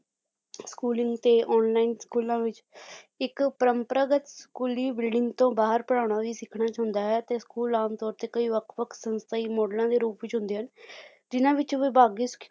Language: Punjabi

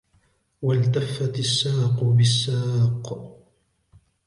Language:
Arabic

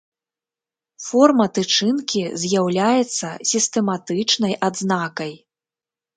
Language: Belarusian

